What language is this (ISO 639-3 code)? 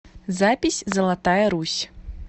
rus